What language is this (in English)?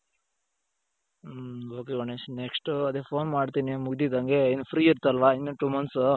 Kannada